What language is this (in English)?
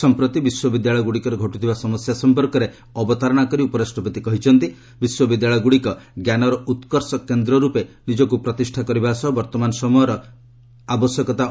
Odia